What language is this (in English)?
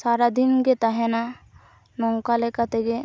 Santali